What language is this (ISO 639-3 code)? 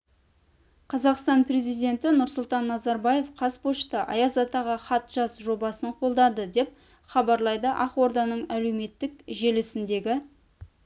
kaz